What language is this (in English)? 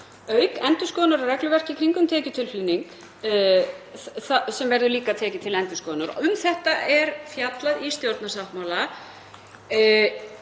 Icelandic